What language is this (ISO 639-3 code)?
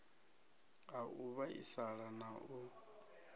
ven